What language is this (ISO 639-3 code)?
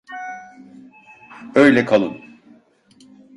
tur